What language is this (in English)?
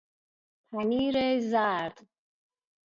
Persian